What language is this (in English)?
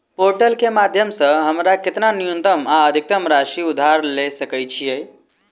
Maithili